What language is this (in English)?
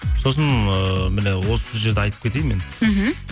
Kazakh